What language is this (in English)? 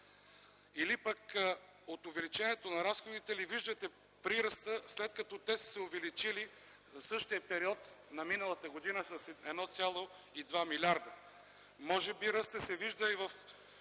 Bulgarian